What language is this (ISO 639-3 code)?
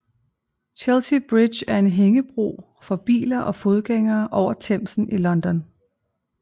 dan